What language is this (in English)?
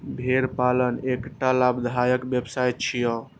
Maithili